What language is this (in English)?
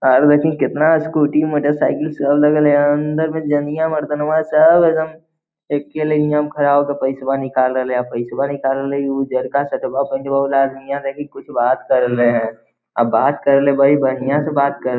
Magahi